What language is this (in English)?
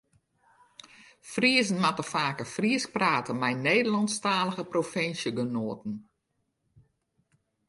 Western Frisian